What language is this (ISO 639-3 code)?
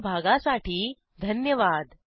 mar